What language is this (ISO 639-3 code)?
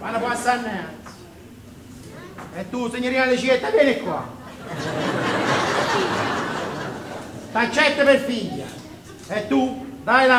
ita